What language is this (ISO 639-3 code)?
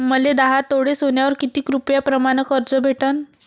mar